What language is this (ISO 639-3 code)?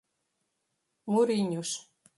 por